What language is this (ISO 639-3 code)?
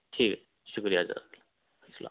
urd